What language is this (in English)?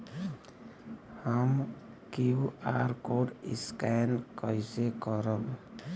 Bhojpuri